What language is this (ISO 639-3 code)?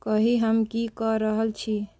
mai